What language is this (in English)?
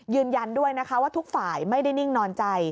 Thai